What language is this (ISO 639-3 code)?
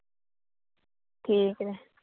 pan